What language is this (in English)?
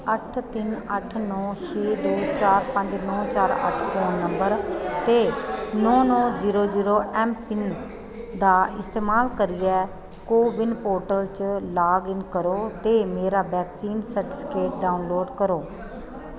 Dogri